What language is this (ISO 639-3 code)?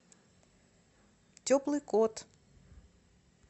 rus